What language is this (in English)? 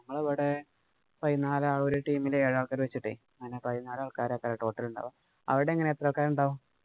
Malayalam